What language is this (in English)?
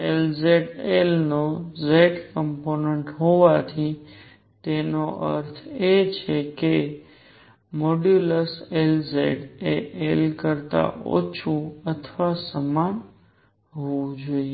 Gujarati